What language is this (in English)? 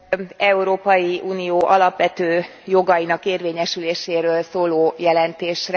Hungarian